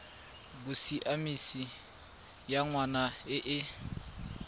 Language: Tswana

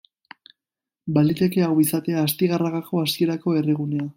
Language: Basque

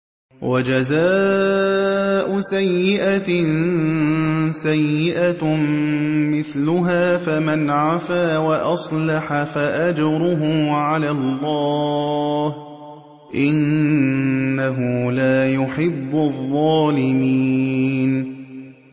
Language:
Arabic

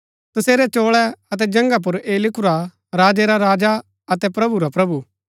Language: Gaddi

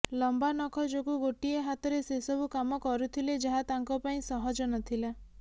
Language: Odia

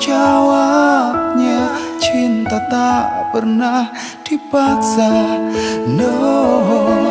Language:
Indonesian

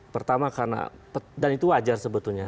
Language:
Indonesian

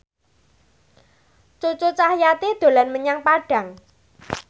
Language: Javanese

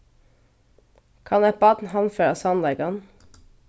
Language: Faroese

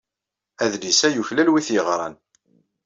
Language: Kabyle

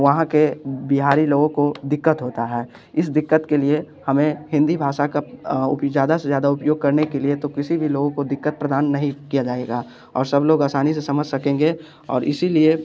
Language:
Hindi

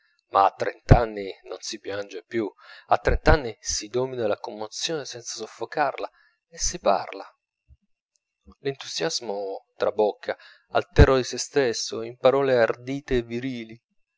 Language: Italian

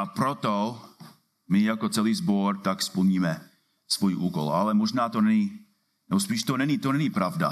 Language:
Czech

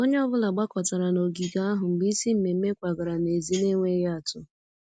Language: Igbo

